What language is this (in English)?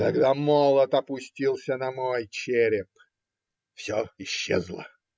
Russian